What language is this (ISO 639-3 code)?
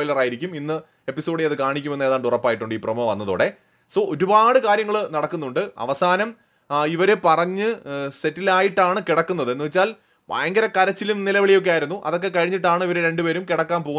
mal